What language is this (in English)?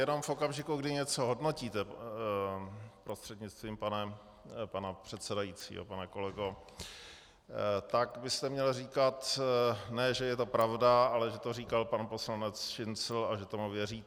Czech